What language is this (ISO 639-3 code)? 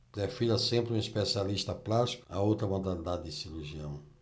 por